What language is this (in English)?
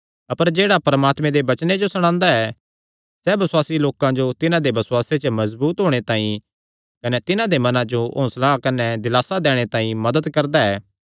Kangri